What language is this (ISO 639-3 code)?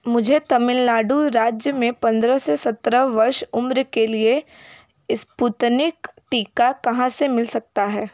hin